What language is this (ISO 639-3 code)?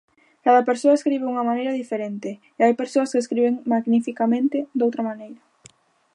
glg